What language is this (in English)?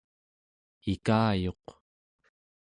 Central Yupik